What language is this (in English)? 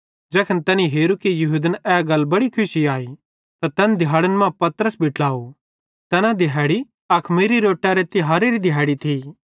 Bhadrawahi